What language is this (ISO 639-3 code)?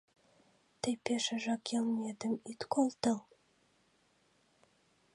chm